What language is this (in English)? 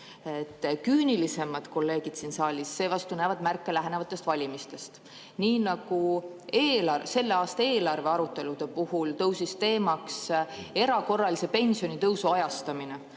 Estonian